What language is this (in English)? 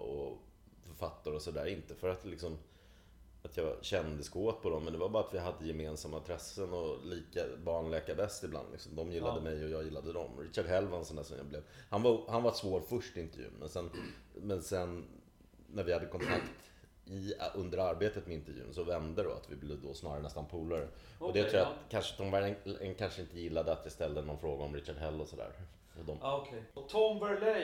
Swedish